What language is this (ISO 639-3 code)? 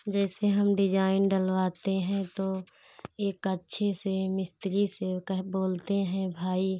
hin